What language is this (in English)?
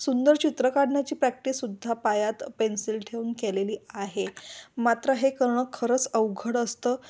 Marathi